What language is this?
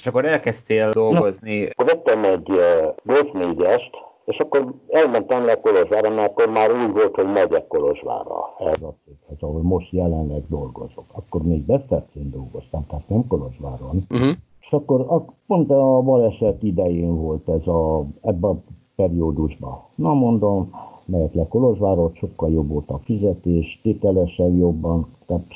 Hungarian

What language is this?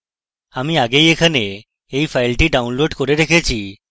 Bangla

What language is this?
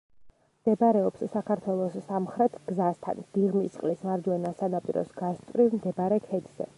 Georgian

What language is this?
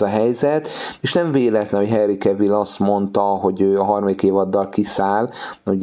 Hungarian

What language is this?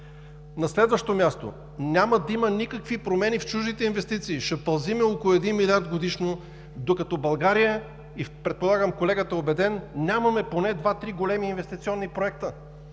Bulgarian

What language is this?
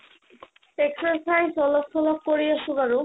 Assamese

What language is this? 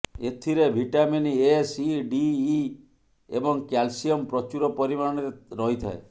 Odia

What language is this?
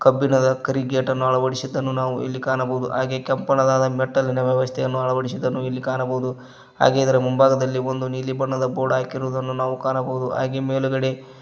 Kannada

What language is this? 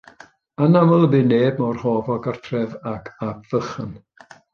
Welsh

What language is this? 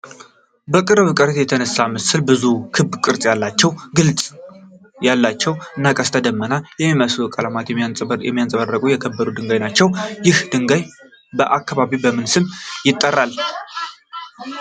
Amharic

